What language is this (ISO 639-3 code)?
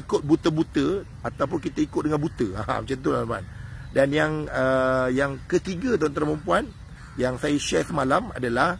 msa